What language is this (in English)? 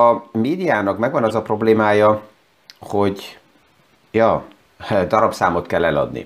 Hungarian